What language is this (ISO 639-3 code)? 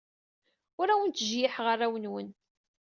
kab